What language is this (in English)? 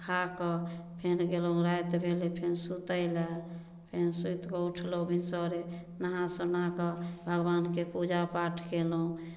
Maithili